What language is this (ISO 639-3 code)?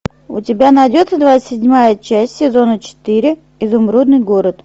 rus